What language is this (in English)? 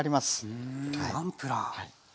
Japanese